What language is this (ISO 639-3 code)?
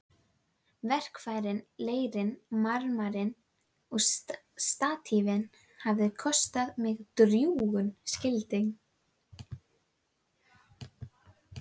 isl